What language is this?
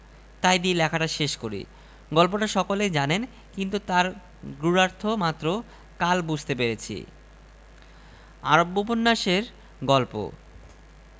Bangla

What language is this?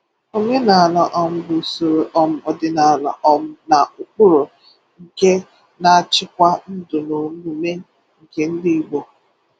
Igbo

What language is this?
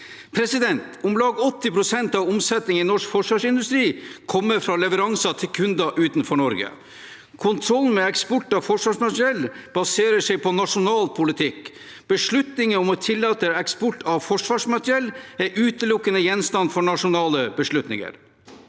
Norwegian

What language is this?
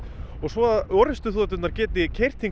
Icelandic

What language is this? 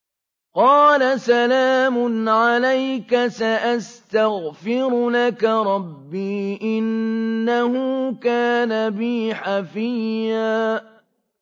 Arabic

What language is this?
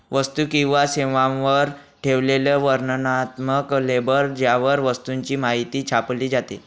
Marathi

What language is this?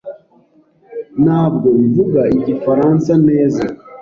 Kinyarwanda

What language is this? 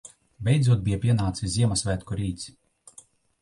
Latvian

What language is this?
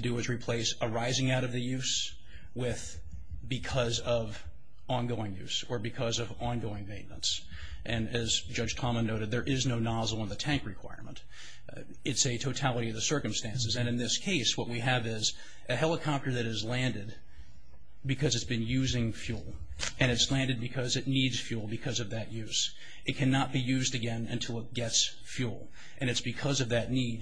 English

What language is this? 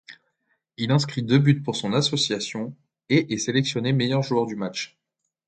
French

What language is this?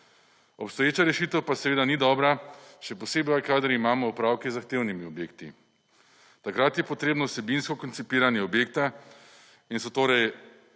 Slovenian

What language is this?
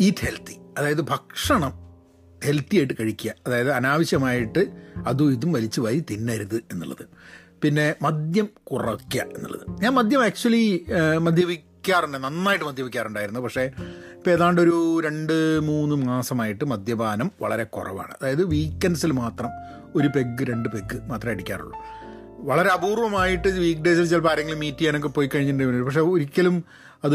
Malayalam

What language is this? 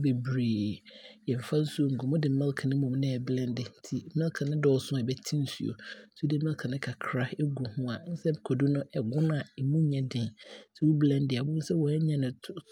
Abron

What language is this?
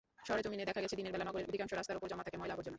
Bangla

